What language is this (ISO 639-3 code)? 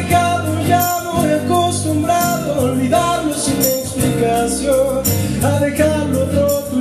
ara